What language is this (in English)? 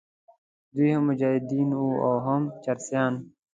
Pashto